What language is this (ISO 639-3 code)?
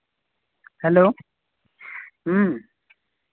sat